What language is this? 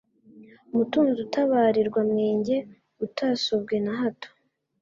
Kinyarwanda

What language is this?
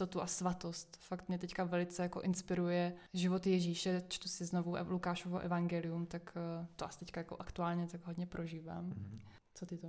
Czech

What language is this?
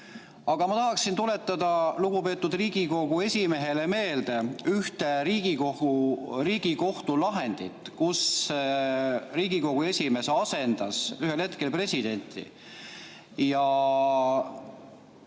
Estonian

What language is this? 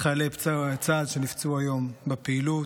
Hebrew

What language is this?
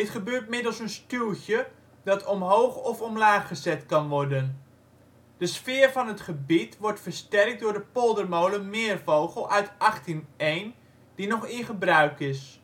Dutch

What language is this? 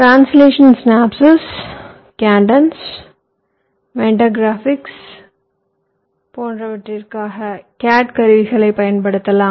Tamil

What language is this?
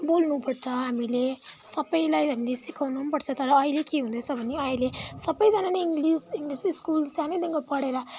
Nepali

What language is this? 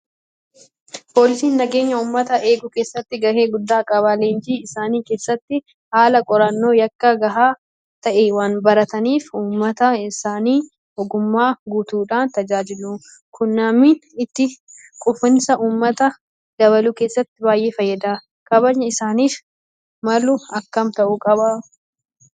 Oromo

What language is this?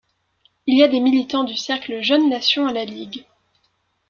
French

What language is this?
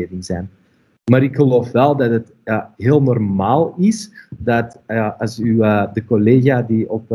Dutch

